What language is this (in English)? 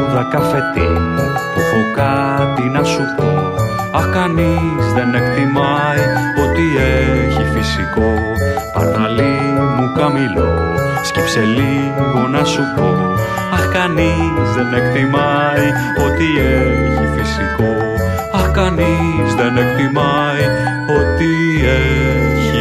Greek